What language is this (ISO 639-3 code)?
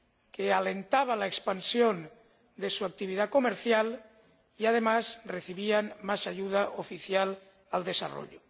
spa